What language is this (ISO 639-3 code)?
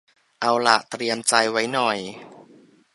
tha